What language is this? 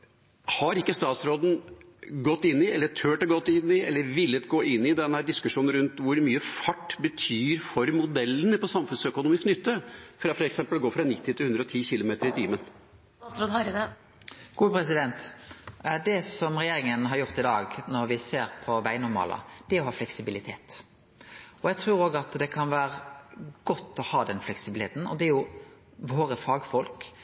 Norwegian Nynorsk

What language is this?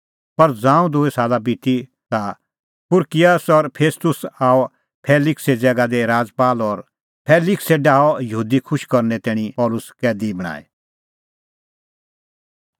Kullu Pahari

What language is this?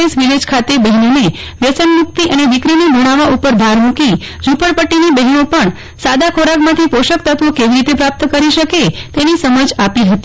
Gujarati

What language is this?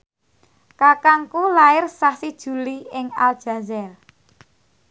Javanese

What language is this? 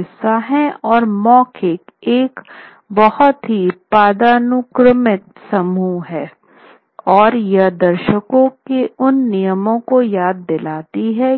Hindi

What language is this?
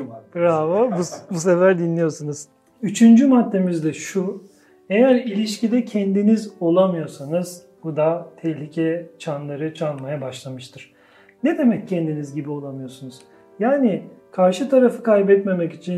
Turkish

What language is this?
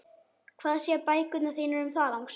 Icelandic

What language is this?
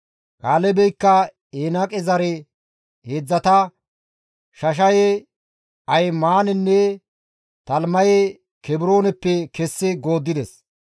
Gamo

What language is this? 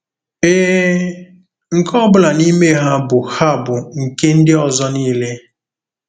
Igbo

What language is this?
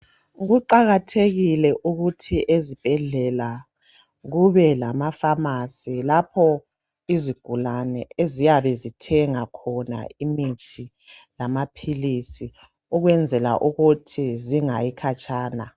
North Ndebele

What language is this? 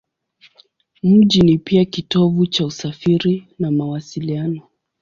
Swahili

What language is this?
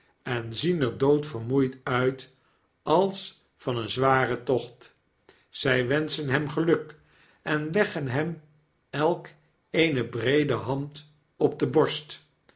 Dutch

